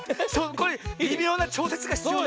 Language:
Japanese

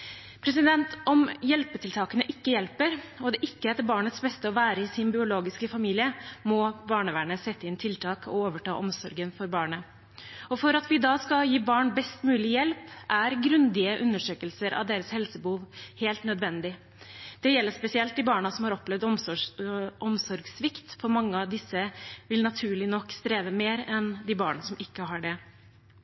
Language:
Norwegian Bokmål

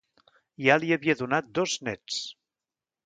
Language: Catalan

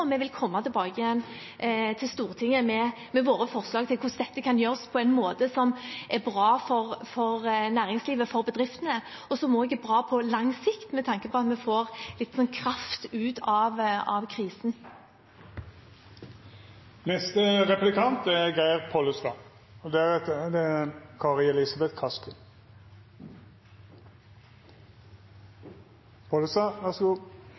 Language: Norwegian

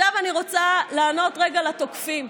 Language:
Hebrew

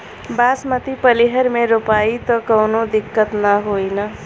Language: Bhojpuri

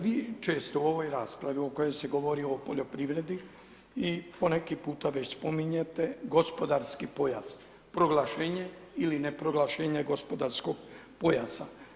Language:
Croatian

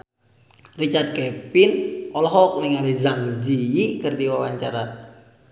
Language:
Sundanese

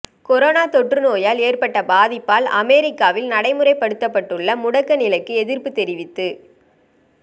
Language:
Tamil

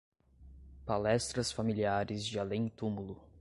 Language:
Portuguese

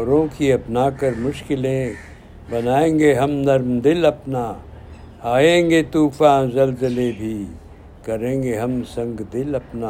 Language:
Urdu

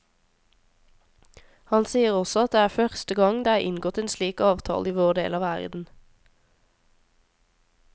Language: Norwegian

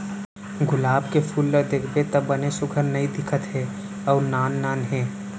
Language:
Chhattisgarhi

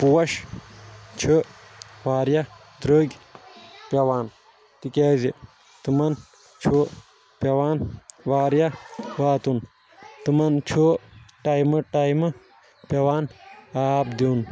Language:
Kashmiri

